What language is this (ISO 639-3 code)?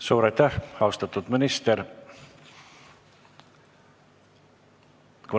est